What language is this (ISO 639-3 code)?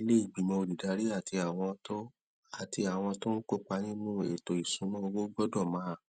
yor